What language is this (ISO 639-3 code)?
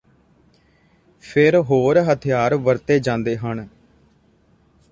pan